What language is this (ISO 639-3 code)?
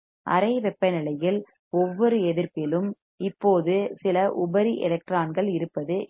tam